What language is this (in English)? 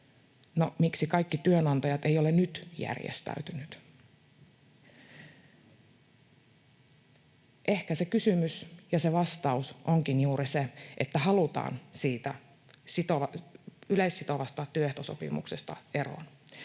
Finnish